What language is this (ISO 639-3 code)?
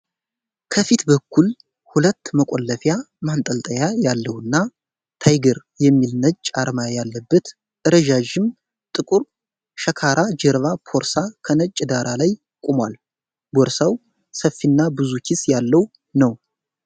amh